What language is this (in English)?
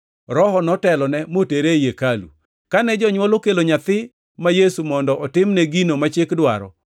Luo (Kenya and Tanzania)